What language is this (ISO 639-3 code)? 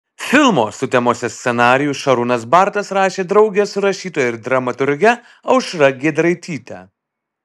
lit